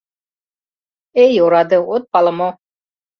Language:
Mari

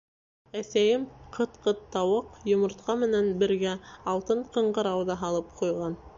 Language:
Bashkir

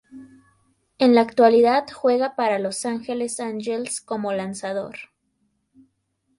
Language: Spanish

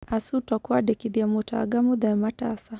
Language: Kikuyu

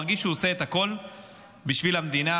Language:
Hebrew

